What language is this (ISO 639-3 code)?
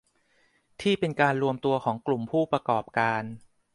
tha